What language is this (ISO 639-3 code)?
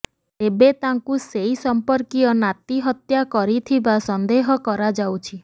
ori